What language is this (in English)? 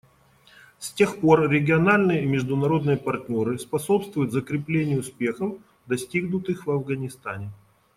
Russian